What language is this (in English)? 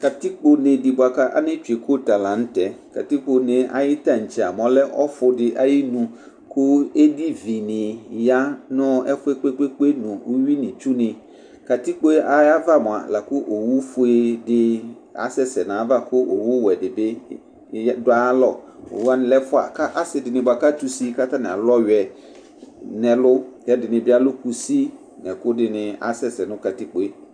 Ikposo